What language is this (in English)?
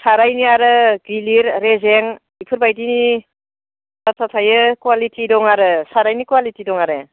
Bodo